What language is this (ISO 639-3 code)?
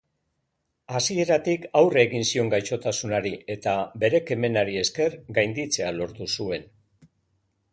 eus